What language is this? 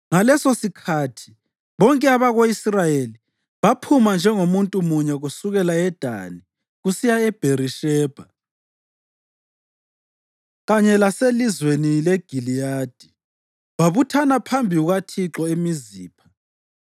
North Ndebele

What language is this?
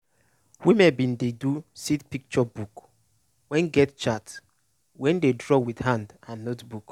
Nigerian Pidgin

